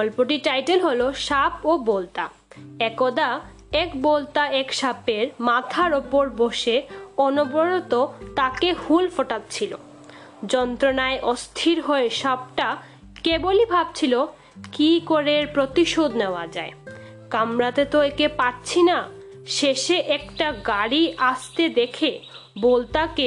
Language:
Bangla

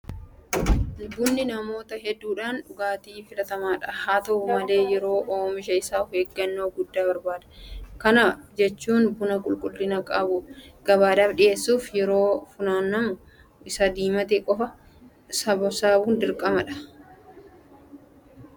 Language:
Oromo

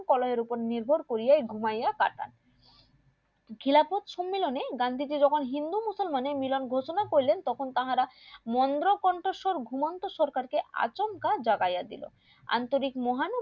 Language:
Bangla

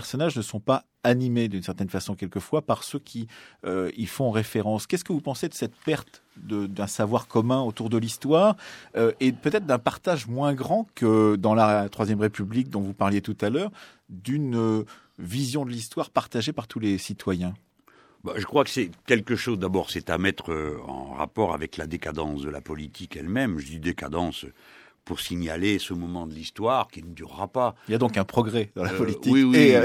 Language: French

